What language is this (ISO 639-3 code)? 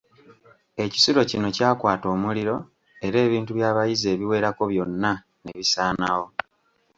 lug